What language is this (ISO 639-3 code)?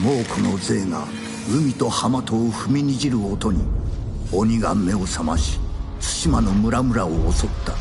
jpn